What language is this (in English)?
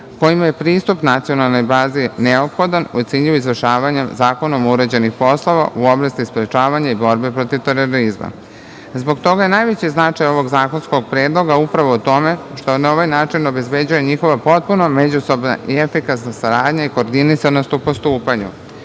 Serbian